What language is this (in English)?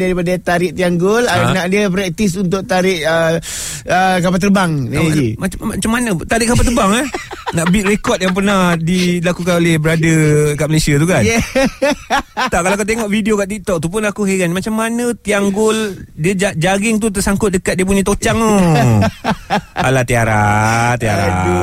Malay